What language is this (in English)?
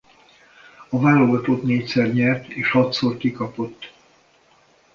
Hungarian